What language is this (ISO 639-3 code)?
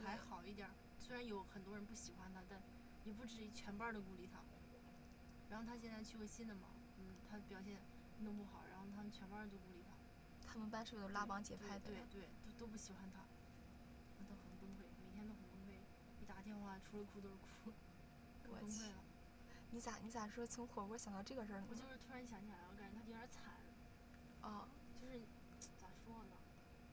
zho